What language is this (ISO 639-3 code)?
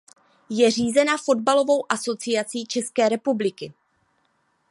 ces